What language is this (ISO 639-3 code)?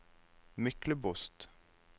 nor